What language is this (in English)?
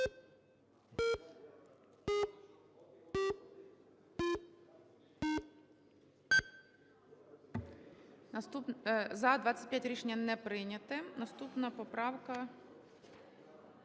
Ukrainian